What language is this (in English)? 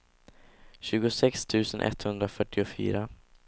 Swedish